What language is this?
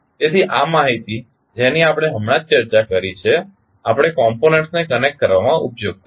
Gujarati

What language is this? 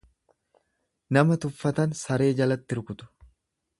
Oromo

